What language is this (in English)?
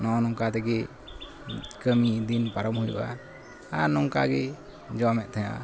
Santali